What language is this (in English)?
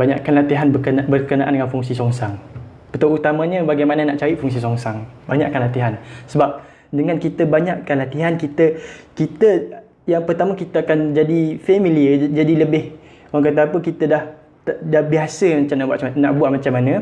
Malay